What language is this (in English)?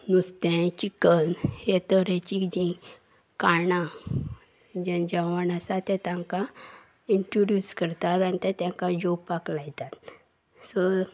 Konkani